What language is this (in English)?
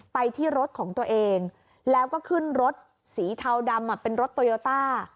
Thai